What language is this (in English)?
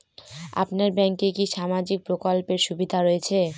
Bangla